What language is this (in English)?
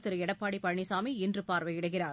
Tamil